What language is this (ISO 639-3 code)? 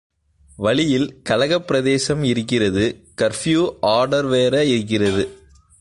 tam